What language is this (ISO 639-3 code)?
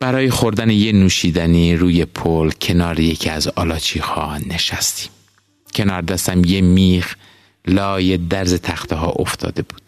fas